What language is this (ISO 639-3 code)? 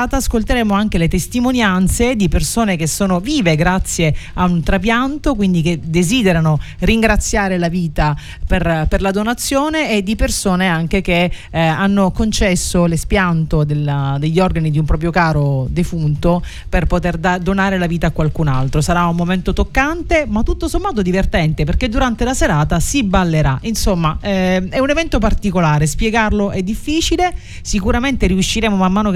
ita